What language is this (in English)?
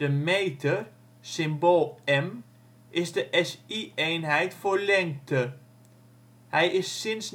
Dutch